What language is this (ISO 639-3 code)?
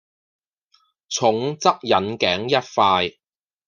yue